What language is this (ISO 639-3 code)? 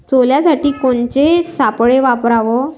mar